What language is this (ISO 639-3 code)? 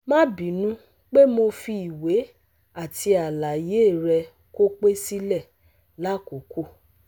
yor